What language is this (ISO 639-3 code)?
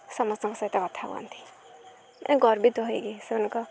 ori